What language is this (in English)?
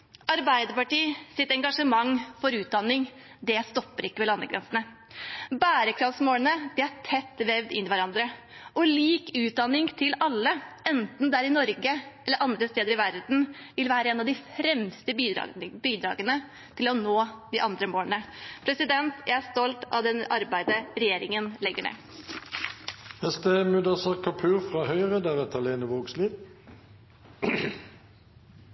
Norwegian Bokmål